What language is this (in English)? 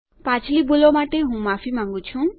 Gujarati